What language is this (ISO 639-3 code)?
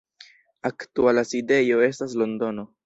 epo